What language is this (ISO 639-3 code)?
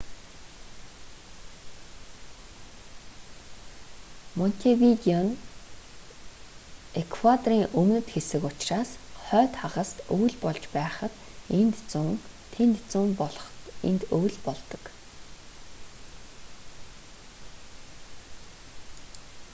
mon